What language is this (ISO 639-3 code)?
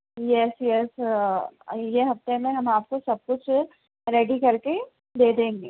urd